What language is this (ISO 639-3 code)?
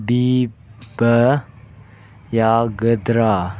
mni